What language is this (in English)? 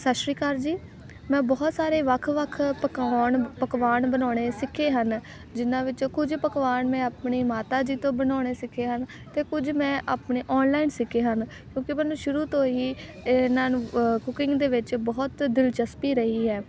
Punjabi